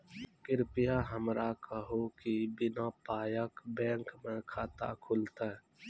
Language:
Maithili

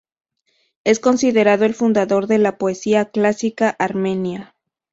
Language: Spanish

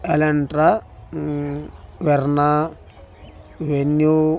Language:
Telugu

